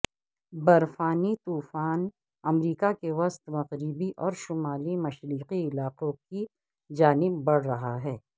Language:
Urdu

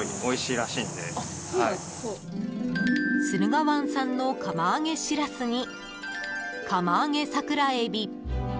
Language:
Japanese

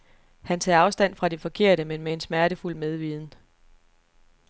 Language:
Danish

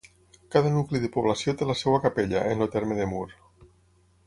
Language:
Catalan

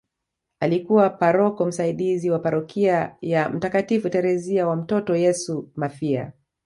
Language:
Swahili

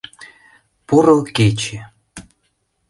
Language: Mari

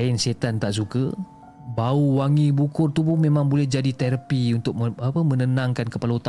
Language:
Malay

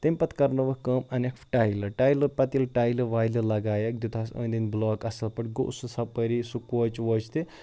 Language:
Kashmiri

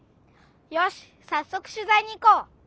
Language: Japanese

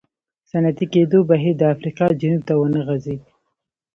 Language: Pashto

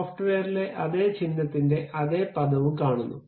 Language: Malayalam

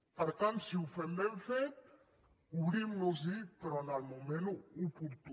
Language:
Catalan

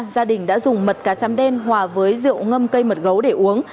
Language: Vietnamese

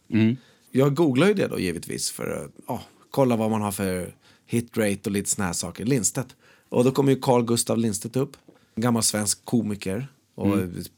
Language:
Swedish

